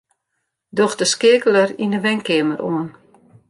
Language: Western Frisian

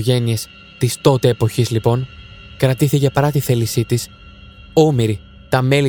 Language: Greek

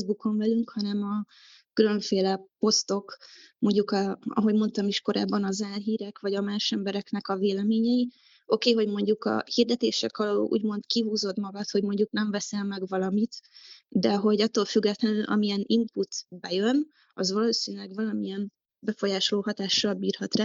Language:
Hungarian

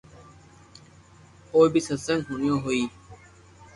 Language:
Loarki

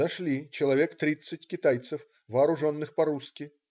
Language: Russian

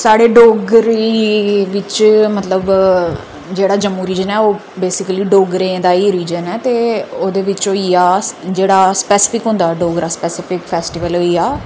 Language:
Dogri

